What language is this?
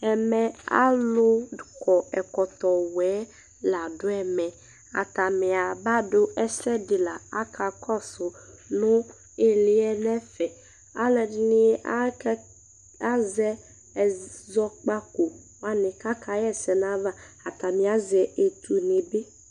Ikposo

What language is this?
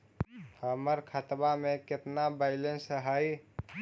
Magahi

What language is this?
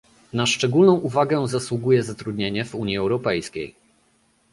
Polish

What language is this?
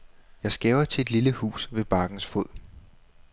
Danish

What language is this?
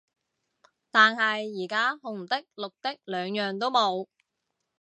Cantonese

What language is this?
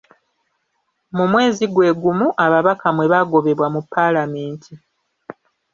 Ganda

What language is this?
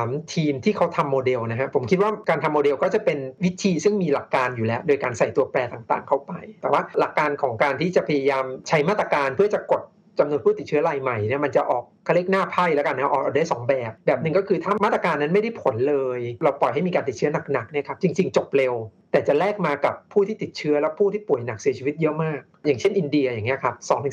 Thai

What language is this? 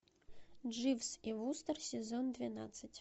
Russian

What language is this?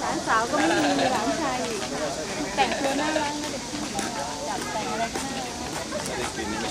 Thai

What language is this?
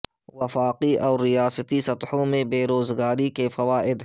Urdu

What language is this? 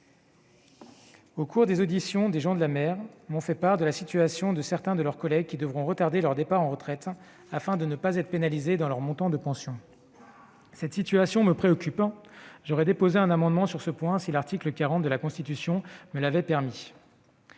French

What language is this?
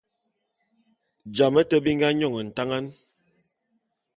Bulu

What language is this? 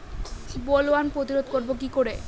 Bangla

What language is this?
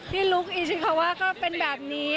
Thai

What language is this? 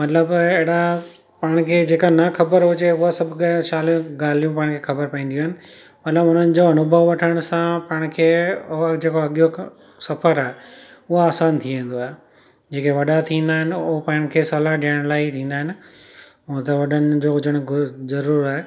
Sindhi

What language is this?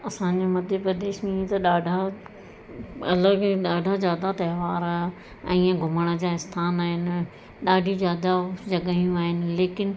Sindhi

